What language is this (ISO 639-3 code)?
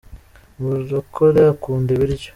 kin